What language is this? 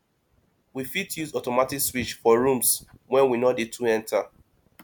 Nigerian Pidgin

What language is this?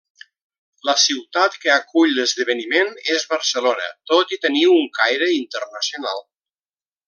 Catalan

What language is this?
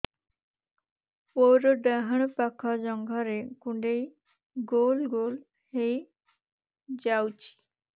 Odia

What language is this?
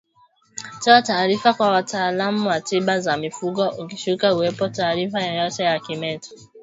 Swahili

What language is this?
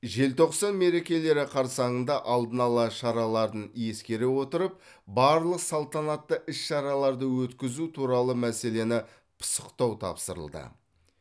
Kazakh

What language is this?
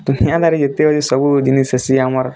Odia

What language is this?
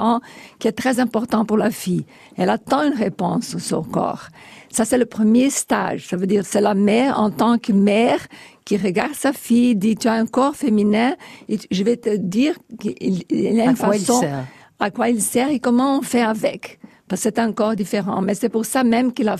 French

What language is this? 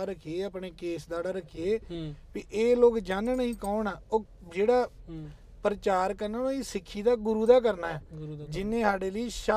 Punjabi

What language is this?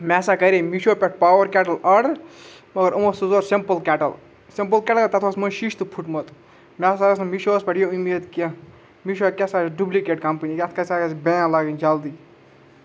Kashmiri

